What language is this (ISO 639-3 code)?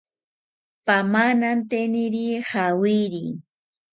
cpy